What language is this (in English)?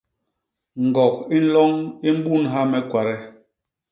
Basaa